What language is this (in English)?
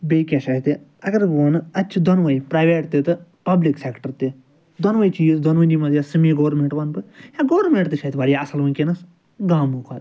Kashmiri